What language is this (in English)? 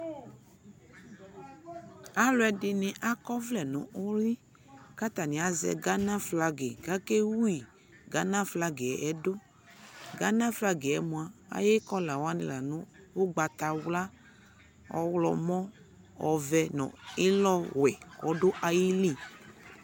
Ikposo